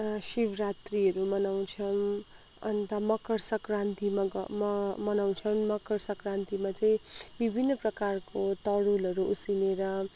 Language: Nepali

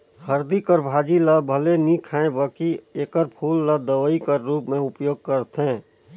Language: Chhattisgarhi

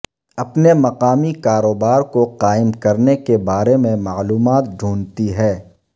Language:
Urdu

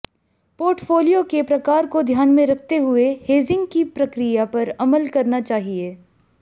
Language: Hindi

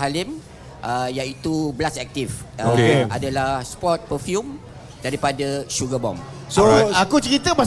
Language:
Malay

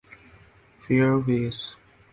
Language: Urdu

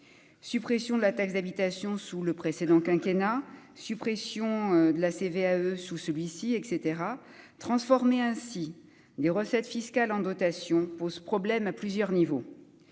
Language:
French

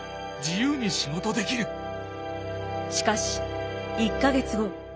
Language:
Japanese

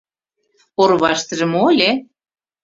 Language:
Mari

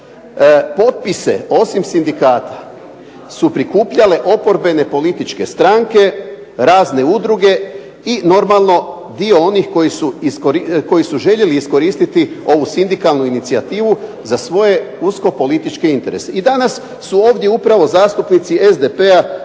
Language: Croatian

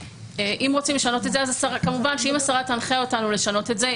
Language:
Hebrew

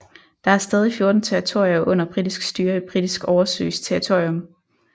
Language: Danish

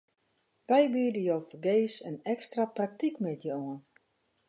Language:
Western Frisian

